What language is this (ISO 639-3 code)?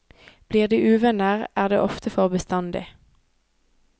nor